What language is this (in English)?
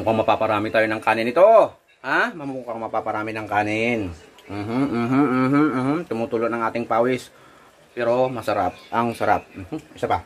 Filipino